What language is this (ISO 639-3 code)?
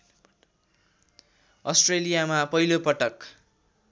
nep